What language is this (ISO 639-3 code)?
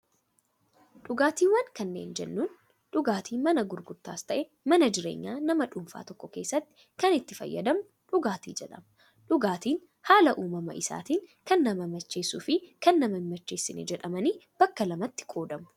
orm